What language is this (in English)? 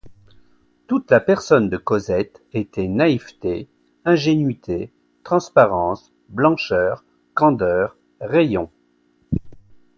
French